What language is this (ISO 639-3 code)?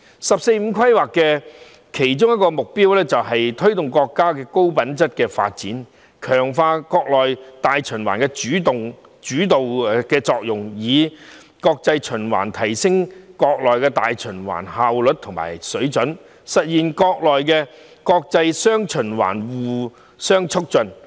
yue